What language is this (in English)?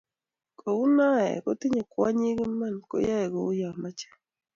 Kalenjin